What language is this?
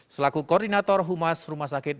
Indonesian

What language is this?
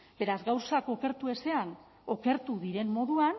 Basque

